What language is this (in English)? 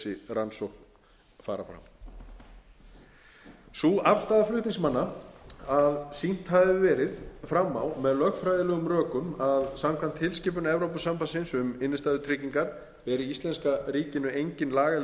Icelandic